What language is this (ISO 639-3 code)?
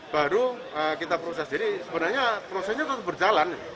ind